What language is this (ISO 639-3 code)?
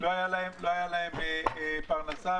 heb